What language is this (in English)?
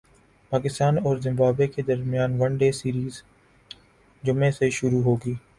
Urdu